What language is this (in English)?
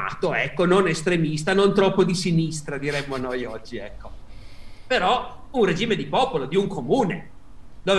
Italian